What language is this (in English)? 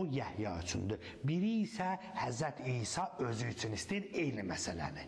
Turkish